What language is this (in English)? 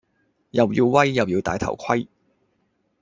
Cantonese